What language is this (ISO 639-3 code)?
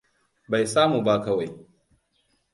hau